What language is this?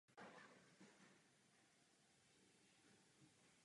Czech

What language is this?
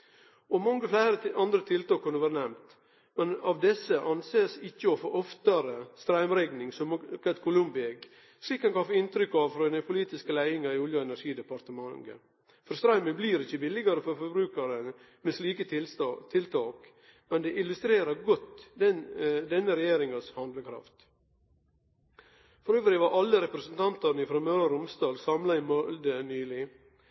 Norwegian Nynorsk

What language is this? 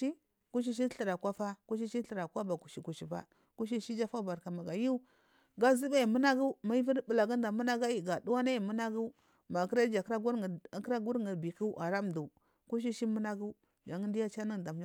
Marghi South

